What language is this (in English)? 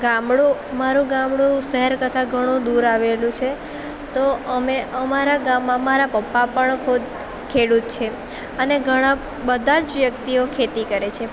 Gujarati